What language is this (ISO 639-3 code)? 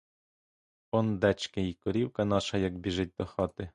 ukr